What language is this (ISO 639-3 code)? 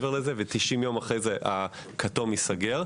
heb